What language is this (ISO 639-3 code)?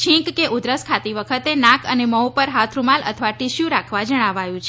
guj